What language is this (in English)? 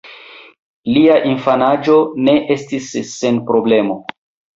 Esperanto